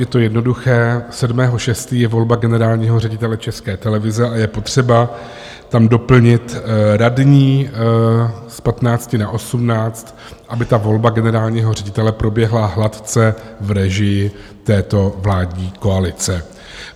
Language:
Czech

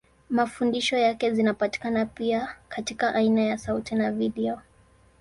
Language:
Swahili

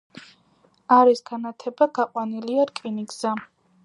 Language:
Georgian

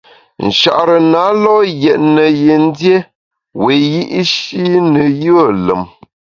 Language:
Bamun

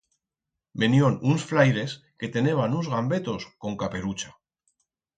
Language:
Aragonese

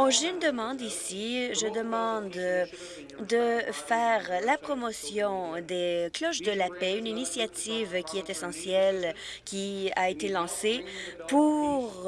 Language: French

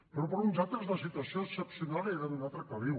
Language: Catalan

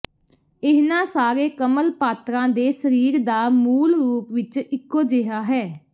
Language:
Punjabi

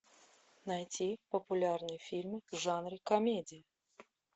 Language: Russian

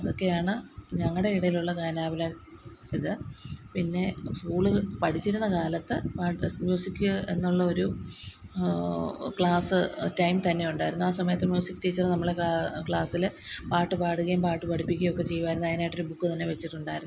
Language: Malayalam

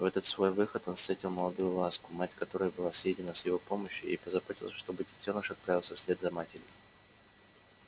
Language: Russian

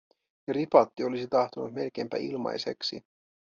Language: Finnish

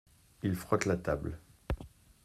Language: French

